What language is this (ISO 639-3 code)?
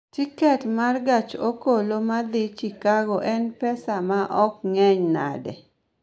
luo